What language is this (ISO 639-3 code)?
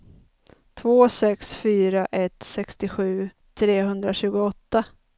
swe